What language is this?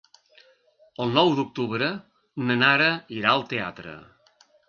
Catalan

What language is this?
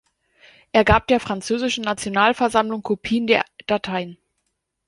German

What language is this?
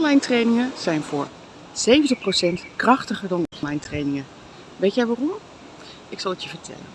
Dutch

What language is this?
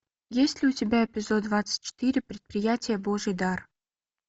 Russian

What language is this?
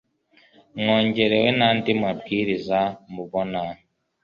Kinyarwanda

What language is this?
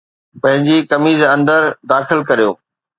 Sindhi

